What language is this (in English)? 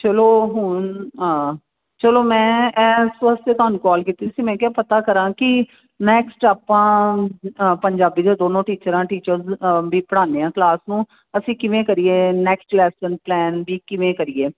Punjabi